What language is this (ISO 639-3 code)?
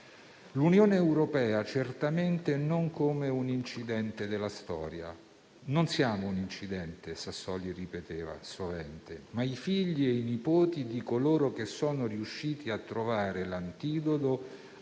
ita